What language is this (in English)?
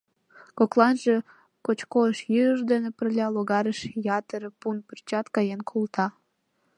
Mari